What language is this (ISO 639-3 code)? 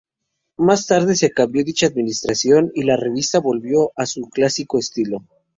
spa